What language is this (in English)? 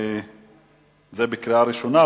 Hebrew